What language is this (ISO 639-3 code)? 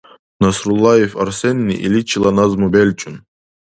dar